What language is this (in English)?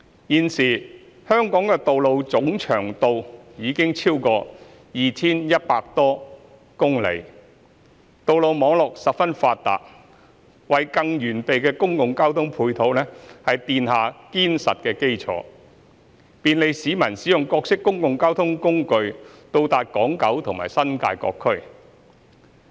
Cantonese